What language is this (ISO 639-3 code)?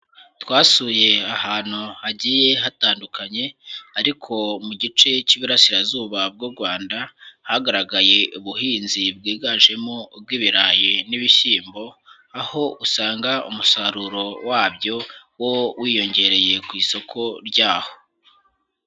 kin